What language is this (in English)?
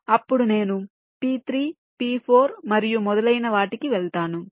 Telugu